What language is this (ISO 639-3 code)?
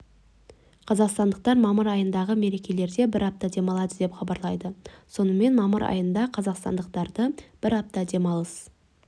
kaz